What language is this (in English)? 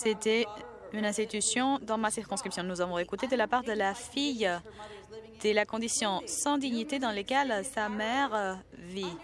French